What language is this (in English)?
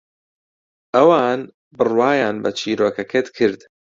Central Kurdish